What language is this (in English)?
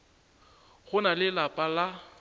Northern Sotho